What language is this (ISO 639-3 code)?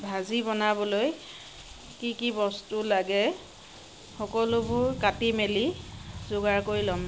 asm